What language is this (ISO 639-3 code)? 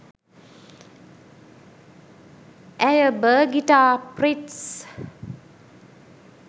sin